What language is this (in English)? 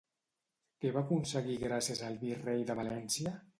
Catalan